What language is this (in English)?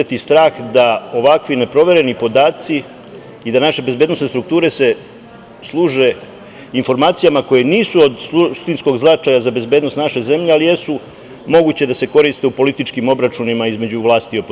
Serbian